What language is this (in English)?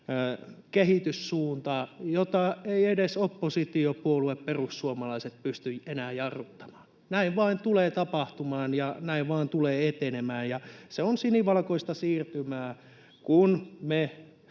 Finnish